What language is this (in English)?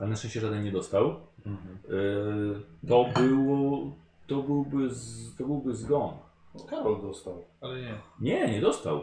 Polish